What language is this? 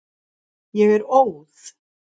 Icelandic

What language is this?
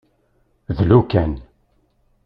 Kabyle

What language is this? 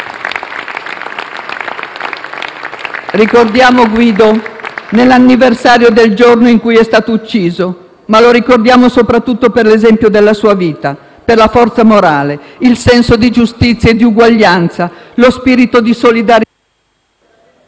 Italian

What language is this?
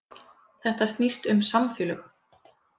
Icelandic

